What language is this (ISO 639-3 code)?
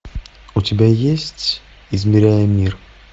rus